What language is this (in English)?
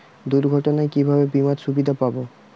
Bangla